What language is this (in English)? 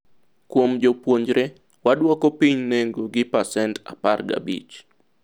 Luo (Kenya and Tanzania)